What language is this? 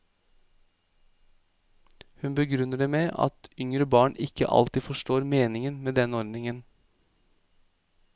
Norwegian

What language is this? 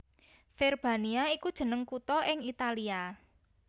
Javanese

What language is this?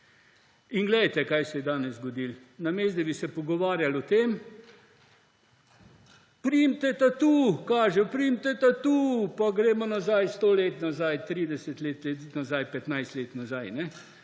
Slovenian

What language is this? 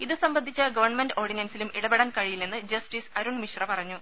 Malayalam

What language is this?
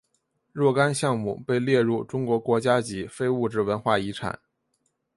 Chinese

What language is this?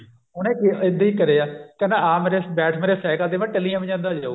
Punjabi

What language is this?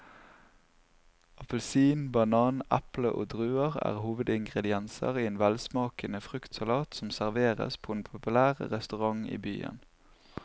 Norwegian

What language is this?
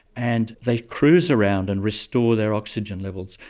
English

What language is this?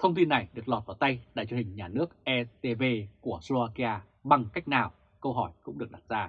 Vietnamese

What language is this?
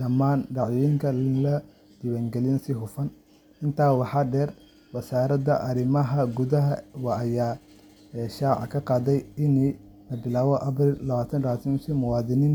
Somali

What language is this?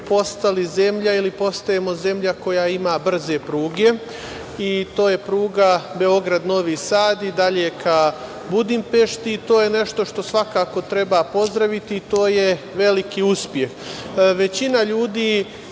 Serbian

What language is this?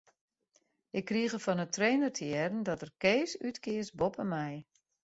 Western Frisian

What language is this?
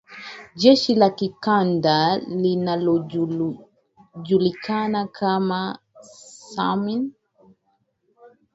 Swahili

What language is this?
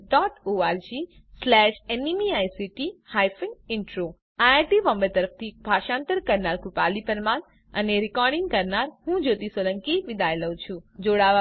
Gujarati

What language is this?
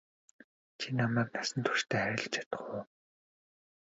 Mongolian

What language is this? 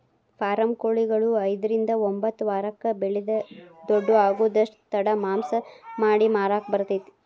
Kannada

